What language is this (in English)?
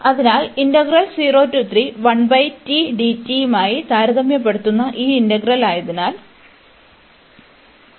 Malayalam